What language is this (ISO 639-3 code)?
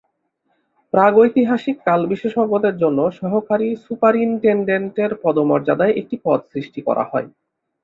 ben